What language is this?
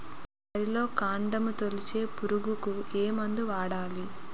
Telugu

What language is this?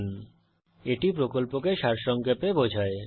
Bangla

